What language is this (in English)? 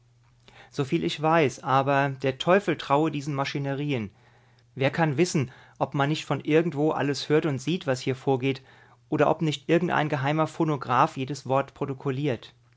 German